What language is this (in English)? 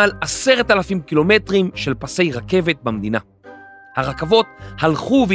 Hebrew